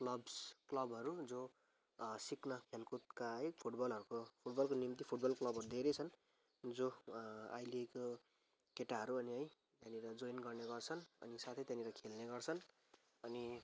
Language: Nepali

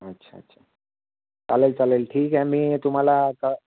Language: Marathi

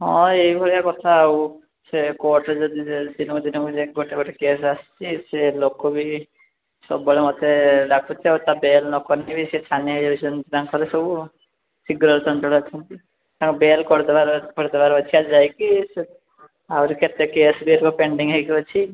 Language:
Odia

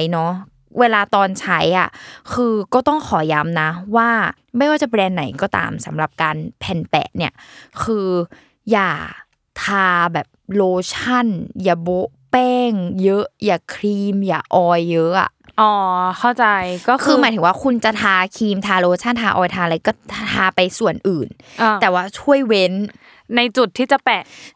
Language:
Thai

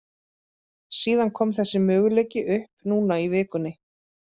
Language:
Icelandic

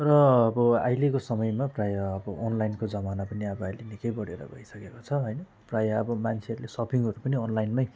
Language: Nepali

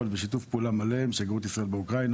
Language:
Hebrew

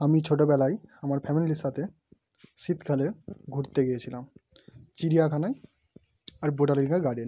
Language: Bangla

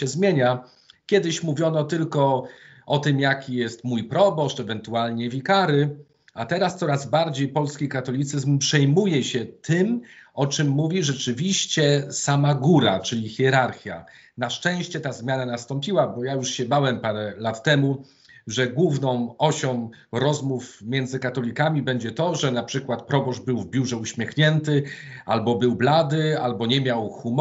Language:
Polish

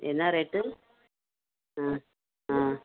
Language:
Tamil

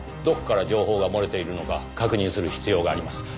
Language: Japanese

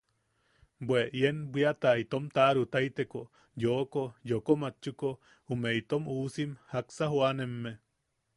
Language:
Yaqui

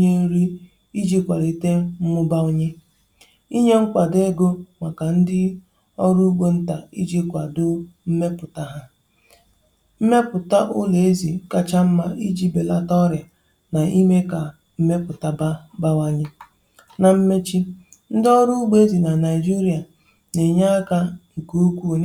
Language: Igbo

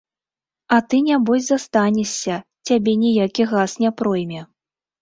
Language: Belarusian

